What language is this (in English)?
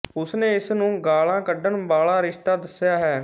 Punjabi